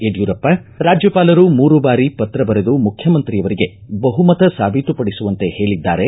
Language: Kannada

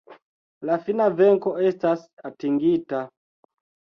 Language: Esperanto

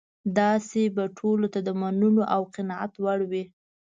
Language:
Pashto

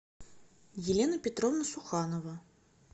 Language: Russian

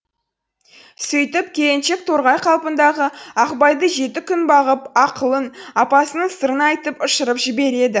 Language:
Kazakh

